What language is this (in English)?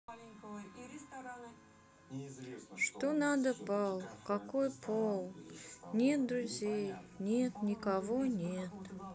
Russian